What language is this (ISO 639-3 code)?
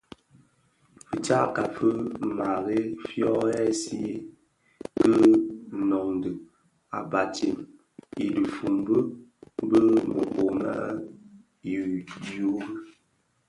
ksf